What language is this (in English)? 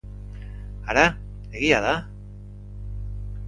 Basque